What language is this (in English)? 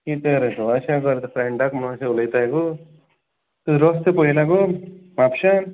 Konkani